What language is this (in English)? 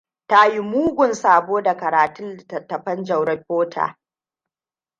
Hausa